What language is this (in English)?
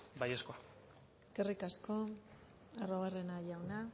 Basque